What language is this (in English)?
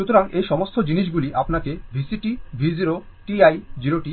Bangla